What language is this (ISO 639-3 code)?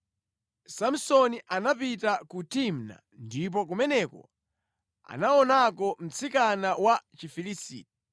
nya